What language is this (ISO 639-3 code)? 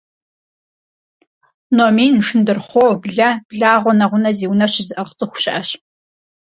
kbd